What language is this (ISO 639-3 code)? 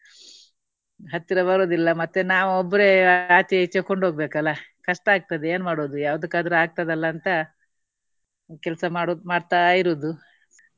kan